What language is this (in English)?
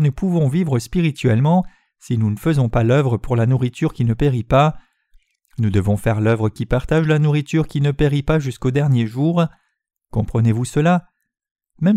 French